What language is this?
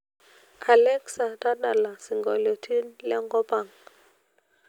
Masai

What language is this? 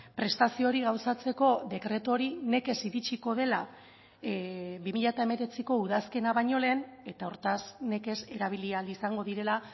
Basque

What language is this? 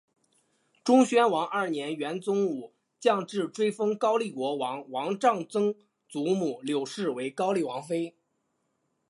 Chinese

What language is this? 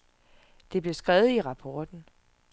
Danish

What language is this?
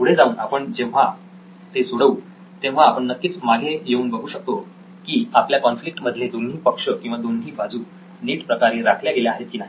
Marathi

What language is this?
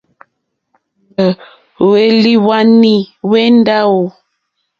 Mokpwe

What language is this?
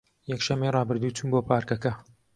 Central Kurdish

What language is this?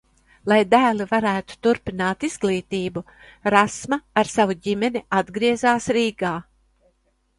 Latvian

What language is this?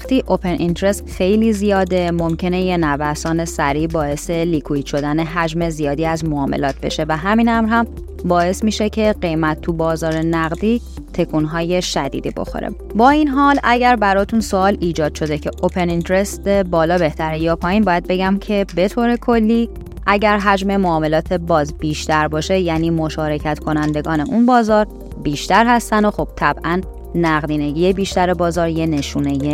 Persian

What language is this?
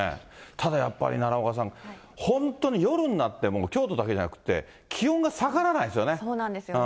Japanese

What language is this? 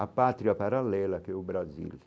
Portuguese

